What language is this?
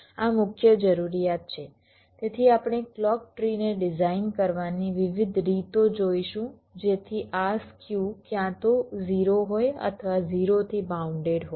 Gujarati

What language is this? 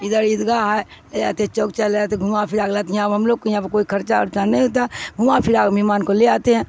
Urdu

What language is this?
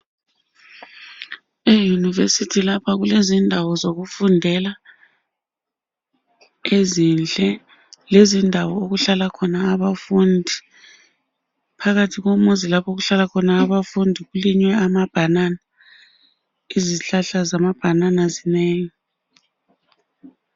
North Ndebele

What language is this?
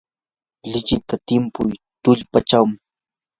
Yanahuanca Pasco Quechua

